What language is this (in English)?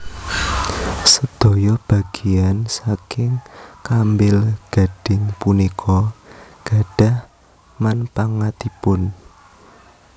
Javanese